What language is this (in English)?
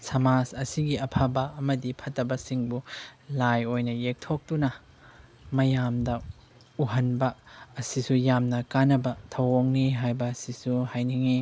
Manipuri